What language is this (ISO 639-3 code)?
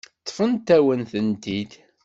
kab